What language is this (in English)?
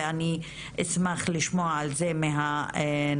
Hebrew